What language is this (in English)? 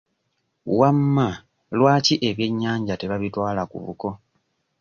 Ganda